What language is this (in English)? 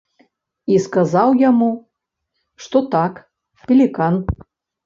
Belarusian